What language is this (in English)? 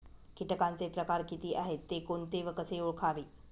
Marathi